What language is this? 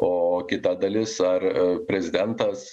Lithuanian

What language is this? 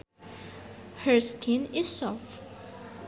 Sundanese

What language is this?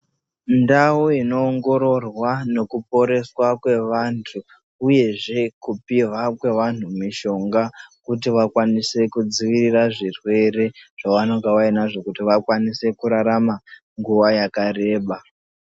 Ndau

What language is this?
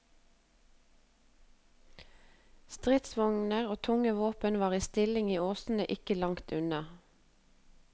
Norwegian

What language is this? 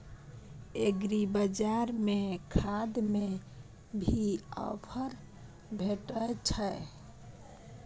Maithili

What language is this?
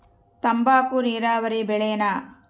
Kannada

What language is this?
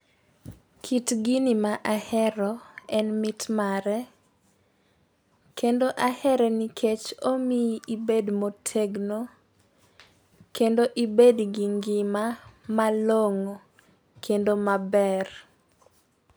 Luo (Kenya and Tanzania)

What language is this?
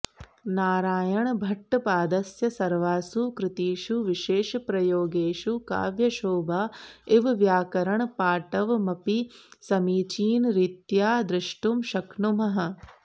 Sanskrit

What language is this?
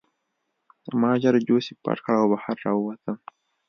Pashto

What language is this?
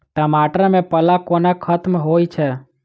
Maithili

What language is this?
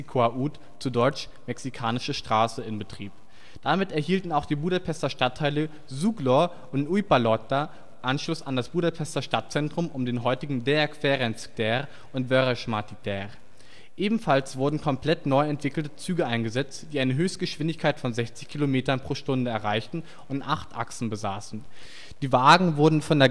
German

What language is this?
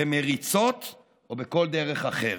Hebrew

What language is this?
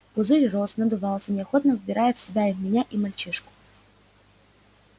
Russian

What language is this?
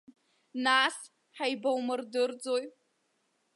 Abkhazian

